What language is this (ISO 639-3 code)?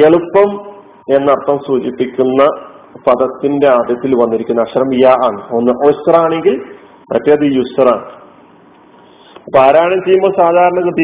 mal